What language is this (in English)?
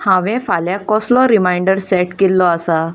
Konkani